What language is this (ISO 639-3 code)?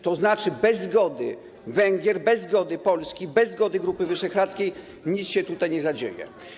pol